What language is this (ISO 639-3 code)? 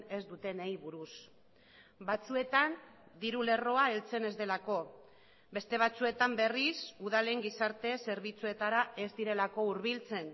eus